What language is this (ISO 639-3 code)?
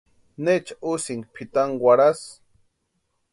pua